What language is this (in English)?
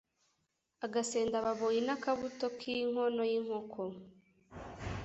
Kinyarwanda